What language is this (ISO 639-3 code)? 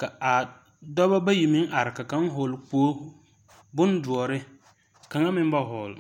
dga